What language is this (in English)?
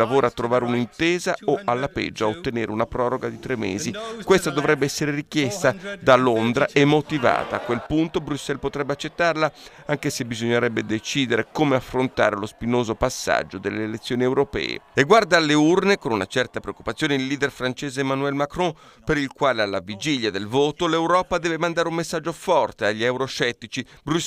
Italian